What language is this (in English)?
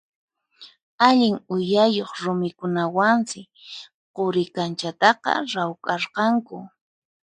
Puno Quechua